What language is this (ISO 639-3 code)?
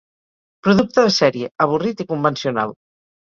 cat